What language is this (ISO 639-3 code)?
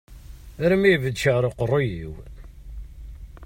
kab